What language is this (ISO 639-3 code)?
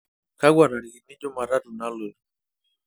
mas